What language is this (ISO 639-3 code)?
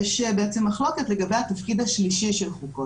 heb